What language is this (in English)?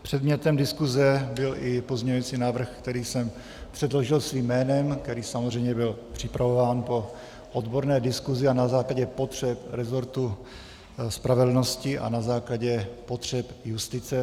Czech